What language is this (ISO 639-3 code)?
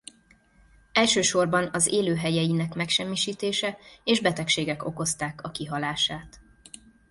hun